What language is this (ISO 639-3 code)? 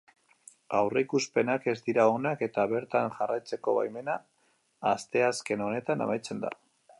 eus